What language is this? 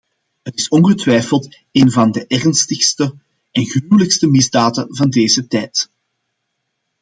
Dutch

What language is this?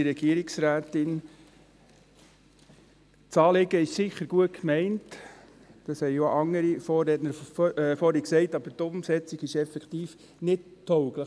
Swiss German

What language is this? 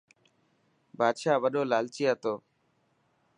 Dhatki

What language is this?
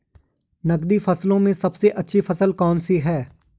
Hindi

